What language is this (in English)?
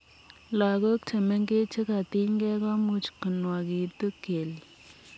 Kalenjin